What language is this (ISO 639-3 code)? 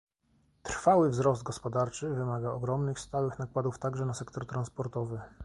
pol